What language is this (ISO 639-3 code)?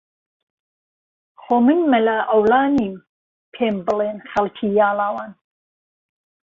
ckb